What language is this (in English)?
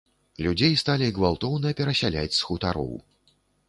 Belarusian